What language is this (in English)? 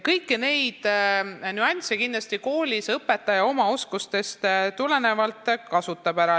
Estonian